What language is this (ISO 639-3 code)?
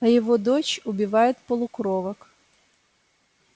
rus